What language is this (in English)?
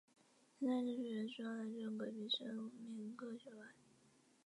Chinese